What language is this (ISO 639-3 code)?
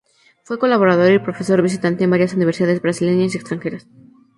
spa